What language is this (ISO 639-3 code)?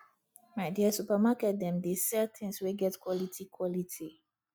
pcm